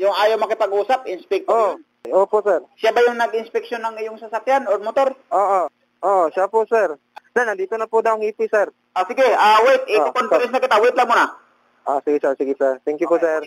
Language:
Filipino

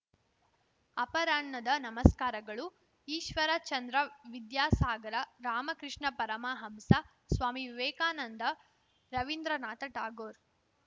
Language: Kannada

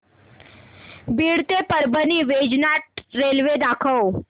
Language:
Marathi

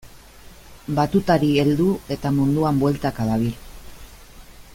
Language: Basque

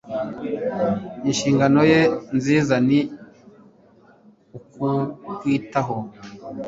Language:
Kinyarwanda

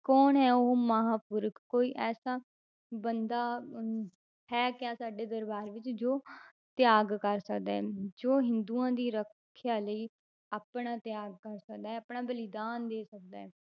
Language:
Punjabi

